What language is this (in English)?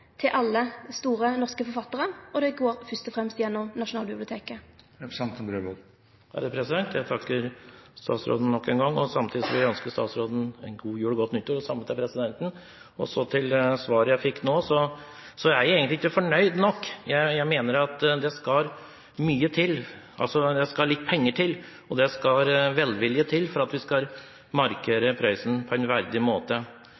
Norwegian